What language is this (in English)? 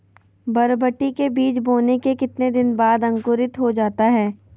Magahi